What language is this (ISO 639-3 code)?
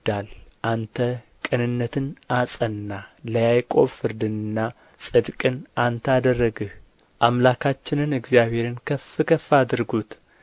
amh